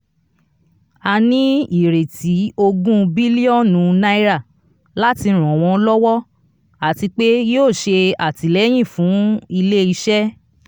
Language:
Yoruba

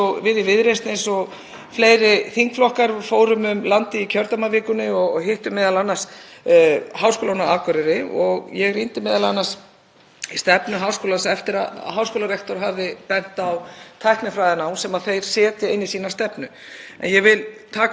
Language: Icelandic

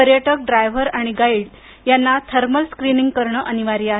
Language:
Marathi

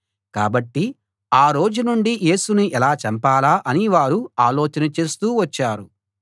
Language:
Telugu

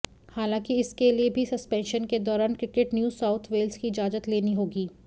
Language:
Hindi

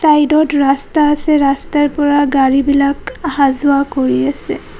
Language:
Assamese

